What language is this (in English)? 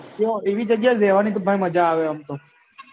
Gujarati